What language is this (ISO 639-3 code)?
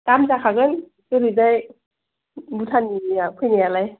brx